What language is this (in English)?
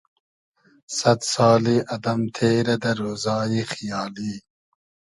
Hazaragi